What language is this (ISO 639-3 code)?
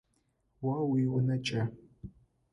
ady